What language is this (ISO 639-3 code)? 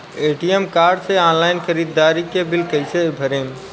bho